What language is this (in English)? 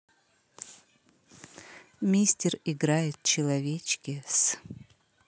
Russian